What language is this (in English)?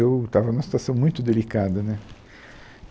Portuguese